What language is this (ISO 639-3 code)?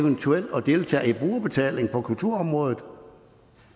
dan